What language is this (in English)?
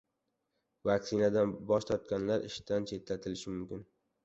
Uzbek